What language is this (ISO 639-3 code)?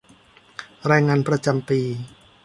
tha